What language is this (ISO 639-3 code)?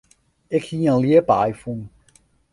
fry